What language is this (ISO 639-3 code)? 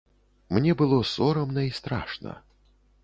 bel